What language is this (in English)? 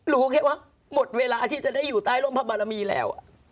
Thai